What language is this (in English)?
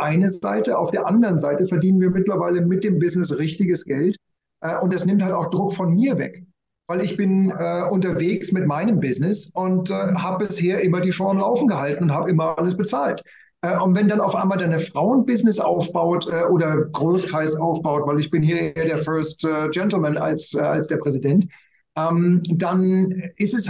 German